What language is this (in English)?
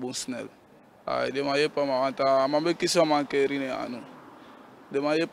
Dutch